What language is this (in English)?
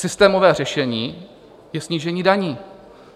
Czech